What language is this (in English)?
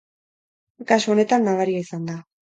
Basque